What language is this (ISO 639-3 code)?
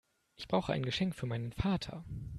deu